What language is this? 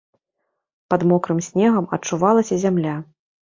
Belarusian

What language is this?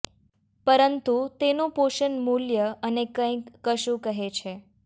Gujarati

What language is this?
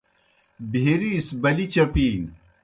Kohistani Shina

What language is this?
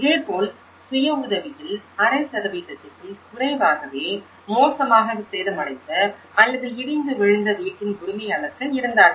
Tamil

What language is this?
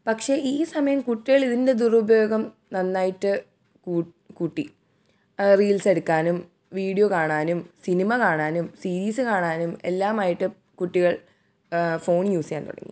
Malayalam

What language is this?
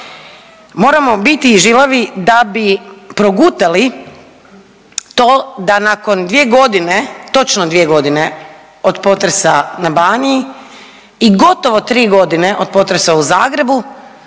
Croatian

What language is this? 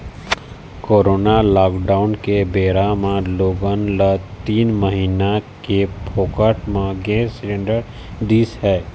Chhattisgarhi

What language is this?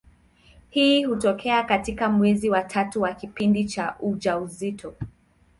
Swahili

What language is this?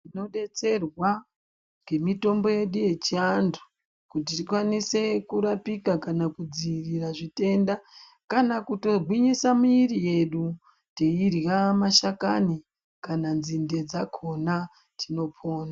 Ndau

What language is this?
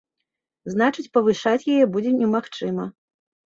Belarusian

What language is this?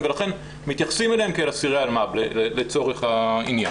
Hebrew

